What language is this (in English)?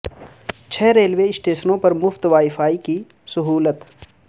Urdu